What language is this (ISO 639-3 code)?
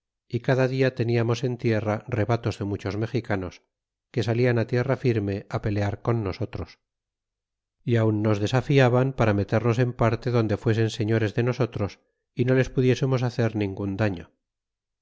spa